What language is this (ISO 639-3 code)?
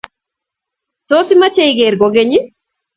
kln